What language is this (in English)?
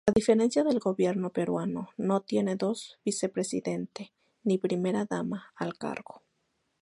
Spanish